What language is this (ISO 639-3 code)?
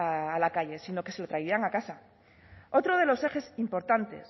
spa